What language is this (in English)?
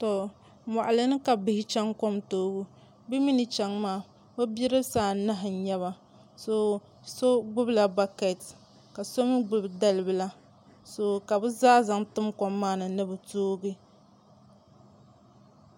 Dagbani